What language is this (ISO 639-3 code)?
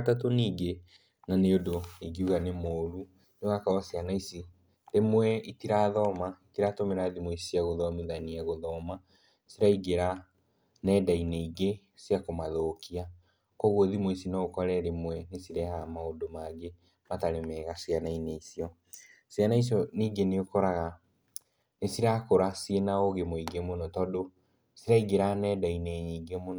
kik